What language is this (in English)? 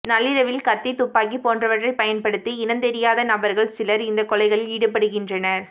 Tamil